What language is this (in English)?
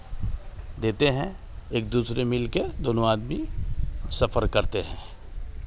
Hindi